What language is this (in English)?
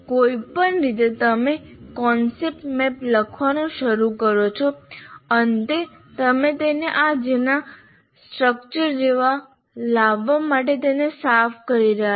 Gujarati